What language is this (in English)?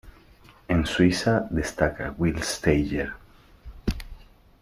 Spanish